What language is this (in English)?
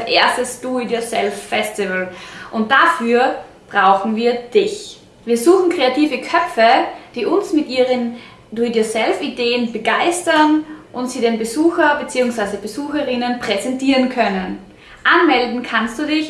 German